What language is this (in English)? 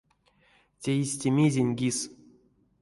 Erzya